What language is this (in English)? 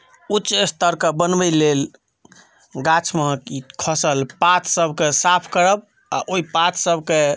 Maithili